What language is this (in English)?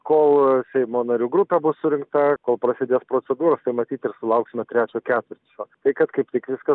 Lithuanian